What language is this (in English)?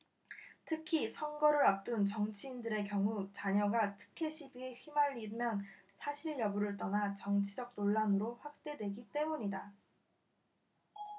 Korean